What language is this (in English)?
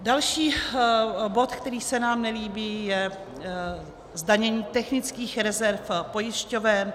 Czech